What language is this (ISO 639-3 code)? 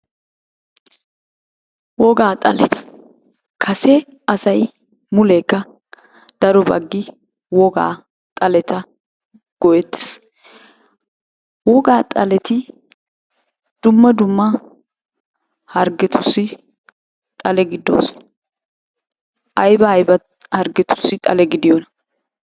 wal